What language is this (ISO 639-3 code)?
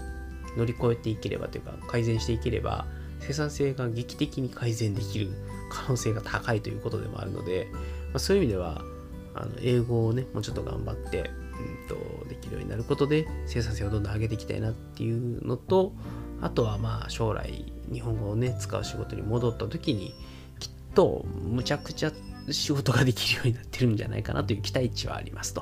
jpn